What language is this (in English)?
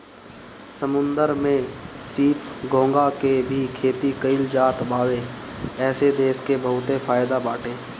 Bhojpuri